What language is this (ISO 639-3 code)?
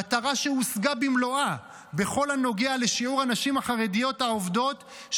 heb